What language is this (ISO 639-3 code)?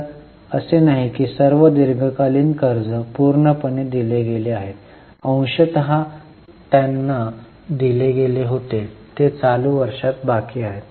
mar